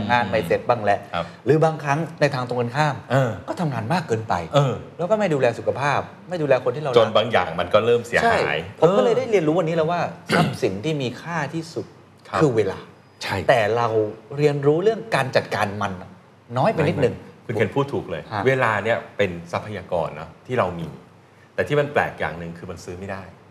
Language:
Thai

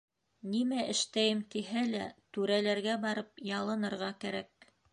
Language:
Bashkir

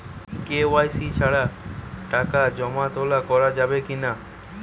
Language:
Bangla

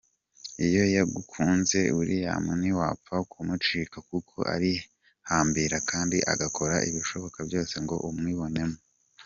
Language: Kinyarwanda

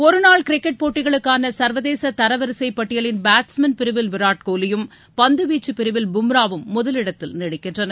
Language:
Tamil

